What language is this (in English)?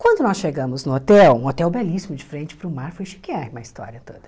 Portuguese